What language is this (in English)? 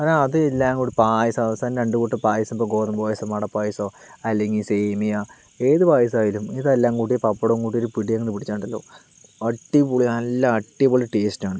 Malayalam